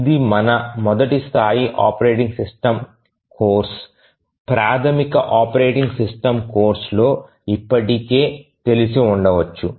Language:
Telugu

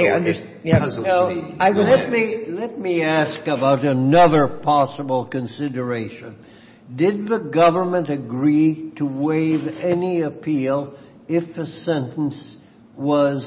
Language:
English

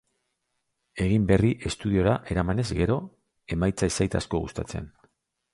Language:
Basque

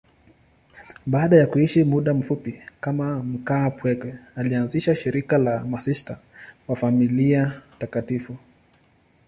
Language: Swahili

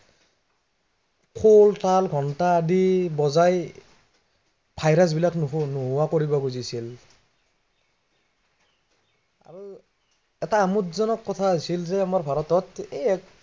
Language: Assamese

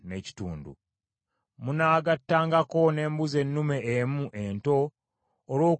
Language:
Ganda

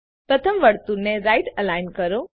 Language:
Gujarati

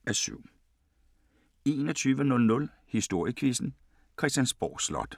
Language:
Danish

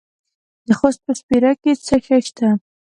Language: Pashto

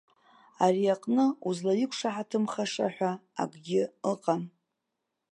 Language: Abkhazian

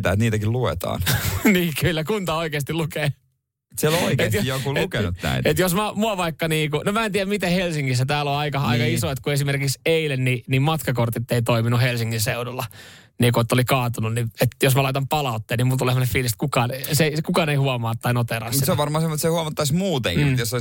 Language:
Finnish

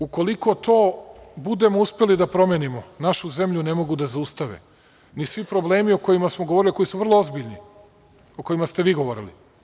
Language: Serbian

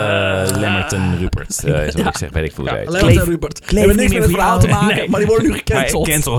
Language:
Dutch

